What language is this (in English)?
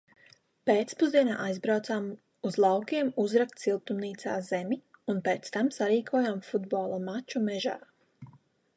Latvian